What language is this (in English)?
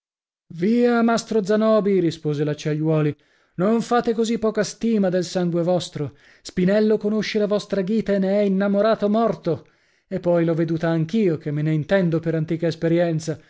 Italian